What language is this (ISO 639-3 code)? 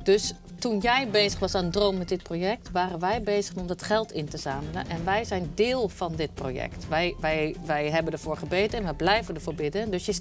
nld